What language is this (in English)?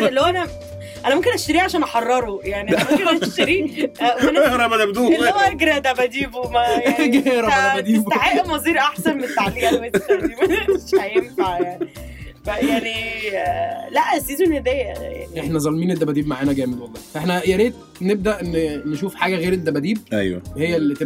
Arabic